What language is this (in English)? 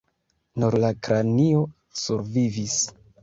Esperanto